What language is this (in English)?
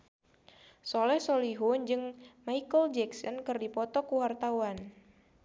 Sundanese